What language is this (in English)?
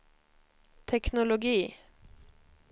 Swedish